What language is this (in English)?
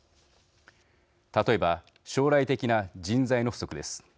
Japanese